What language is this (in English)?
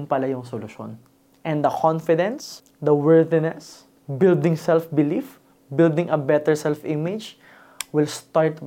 Filipino